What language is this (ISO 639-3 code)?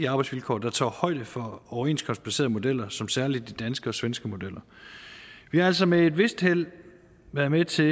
dan